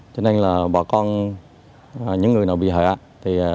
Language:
Vietnamese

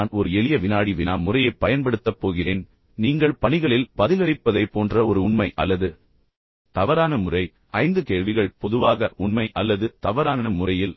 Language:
Tamil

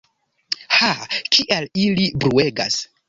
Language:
Esperanto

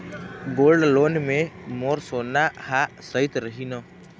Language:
Chhattisgarhi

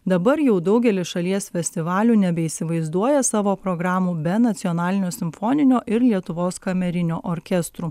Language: Lithuanian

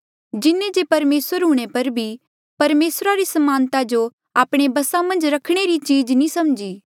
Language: Mandeali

